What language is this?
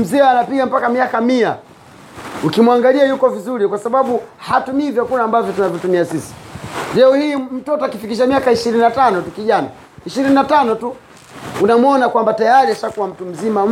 Swahili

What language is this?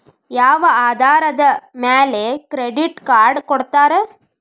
Kannada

